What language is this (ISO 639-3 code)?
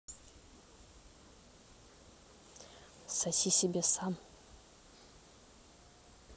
rus